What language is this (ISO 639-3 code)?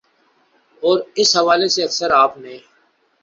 urd